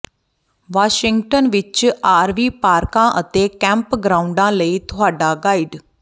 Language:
Punjabi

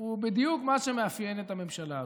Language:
Hebrew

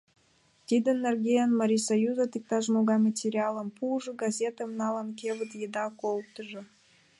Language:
Mari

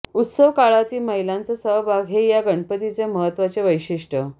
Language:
Marathi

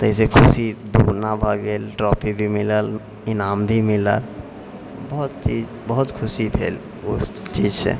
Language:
Maithili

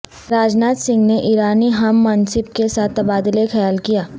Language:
Urdu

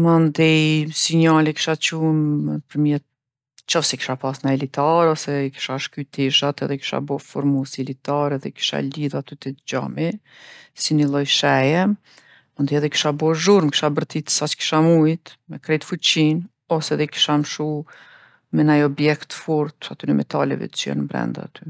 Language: Gheg Albanian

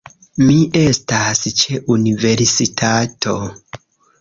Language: Esperanto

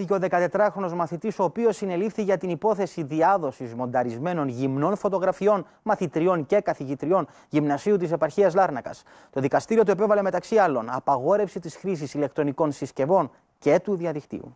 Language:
Greek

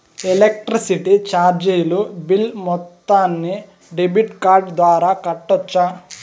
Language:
Telugu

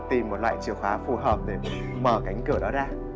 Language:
Vietnamese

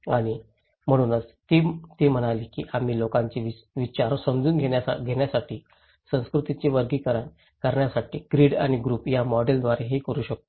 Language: Marathi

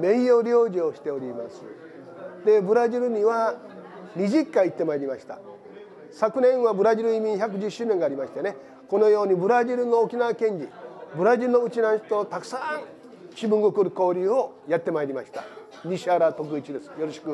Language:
Japanese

